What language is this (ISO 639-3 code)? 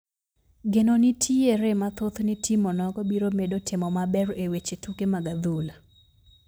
luo